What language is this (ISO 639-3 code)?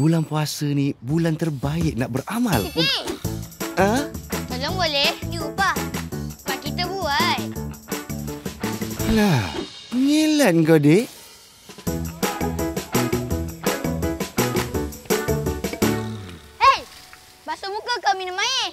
msa